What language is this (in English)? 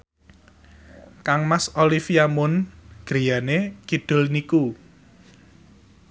Javanese